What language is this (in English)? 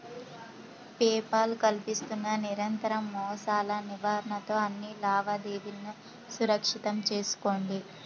Telugu